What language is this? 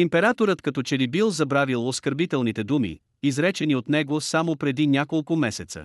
Bulgarian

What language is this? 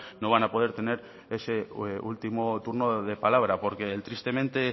Spanish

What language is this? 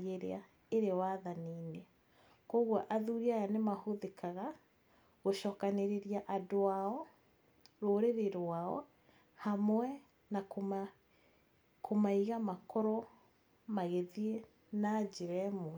Kikuyu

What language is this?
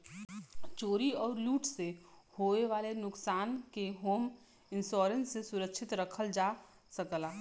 Bhojpuri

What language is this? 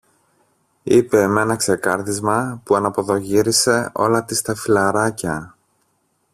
Greek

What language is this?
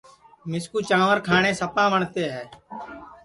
Sansi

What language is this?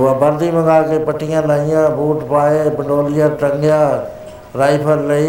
Punjabi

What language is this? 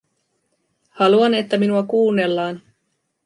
Finnish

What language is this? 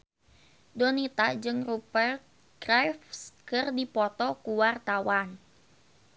Sundanese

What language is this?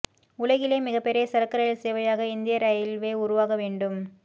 Tamil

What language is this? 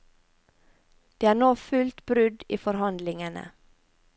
Norwegian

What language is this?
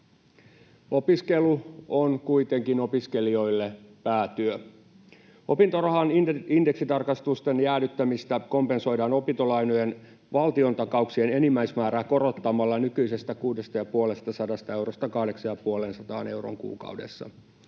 Finnish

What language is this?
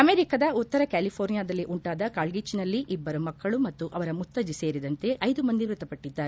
Kannada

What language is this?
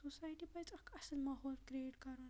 Kashmiri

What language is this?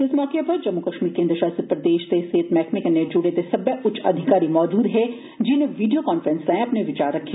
Dogri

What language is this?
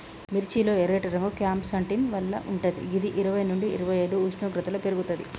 Telugu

